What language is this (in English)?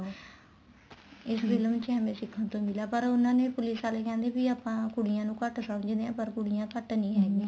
Punjabi